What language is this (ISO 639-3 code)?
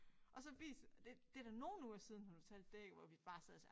dan